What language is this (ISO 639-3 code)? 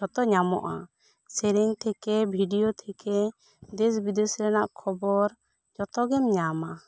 sat